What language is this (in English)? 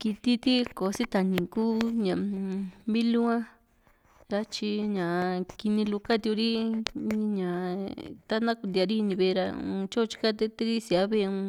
Juxtlahuaca Mixtec